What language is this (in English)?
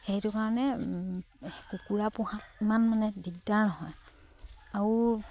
Assamese